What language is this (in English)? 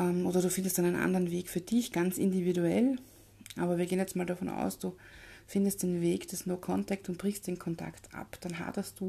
German